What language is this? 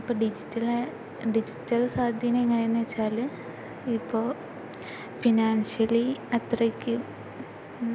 Malayalam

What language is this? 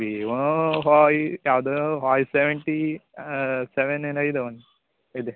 Kannada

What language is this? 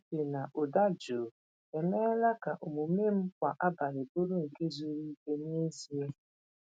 Igbo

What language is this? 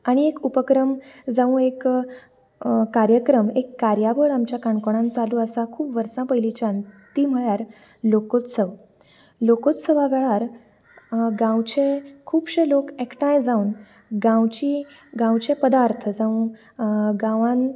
Konkani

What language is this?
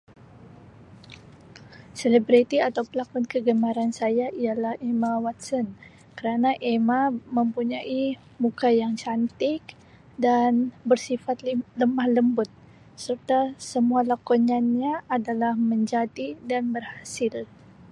Sabah Malay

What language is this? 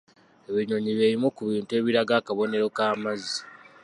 Ganda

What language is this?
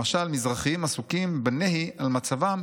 Hebrew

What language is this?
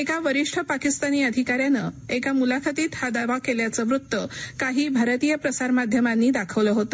Marathi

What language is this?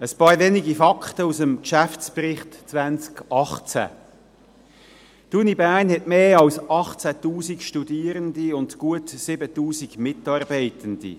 Swiss German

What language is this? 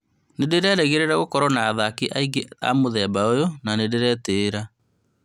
Kikuyu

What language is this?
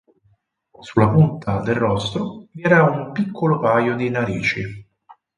Italian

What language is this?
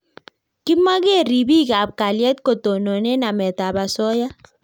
Kalenjin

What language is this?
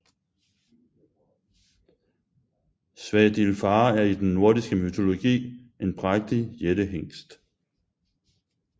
Danish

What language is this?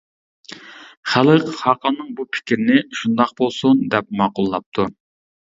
Uyghur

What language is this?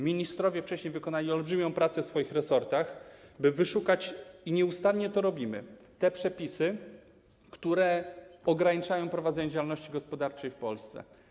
Polish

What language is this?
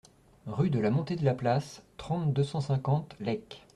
French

